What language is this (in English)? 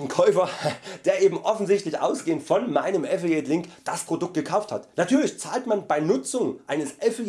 German